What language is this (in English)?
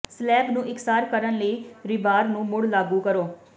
Punjabi